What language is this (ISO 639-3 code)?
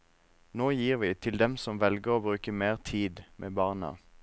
nor